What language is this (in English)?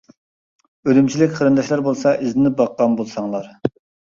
Uyghur